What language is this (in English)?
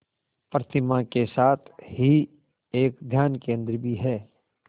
Hindi